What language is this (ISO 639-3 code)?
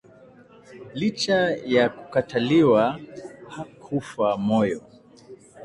swa